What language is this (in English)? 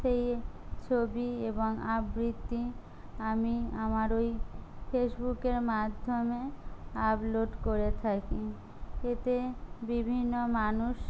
Bangla